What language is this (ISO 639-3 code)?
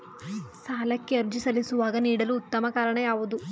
kan